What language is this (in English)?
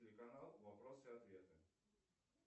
Russian